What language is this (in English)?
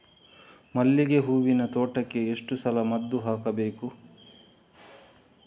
Kannada